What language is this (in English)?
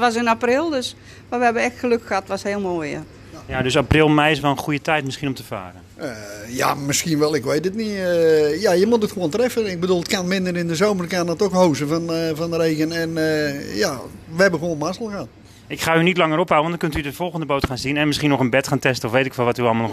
Dutch